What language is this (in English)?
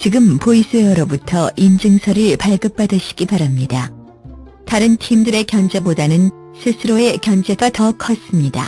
Korean